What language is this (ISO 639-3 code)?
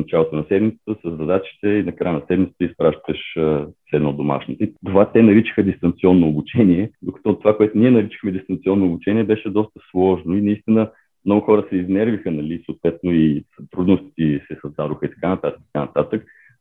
bul